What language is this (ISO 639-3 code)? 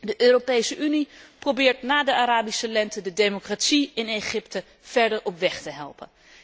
nld